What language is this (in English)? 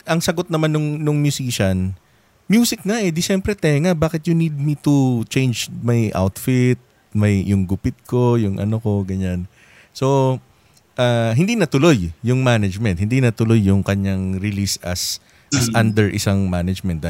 Filipino